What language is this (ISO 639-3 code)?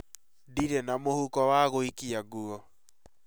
kik